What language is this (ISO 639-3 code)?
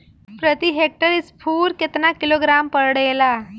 bho